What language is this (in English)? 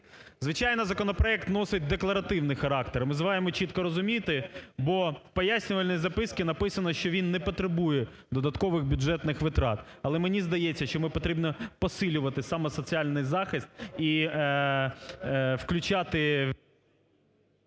Ukrainian